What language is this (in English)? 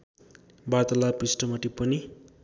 Nepali